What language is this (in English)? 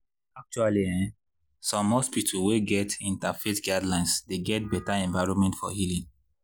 Nigerian Pidgin